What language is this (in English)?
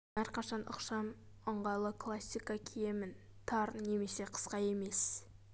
Kazakh